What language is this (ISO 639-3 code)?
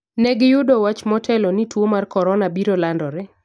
luo